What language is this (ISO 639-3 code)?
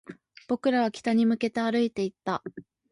jpn